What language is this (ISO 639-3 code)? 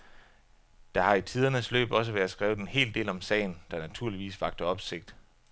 dan